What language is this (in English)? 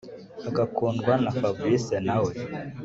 Kinyarwanda